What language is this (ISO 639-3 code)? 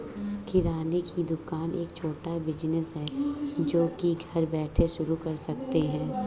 hin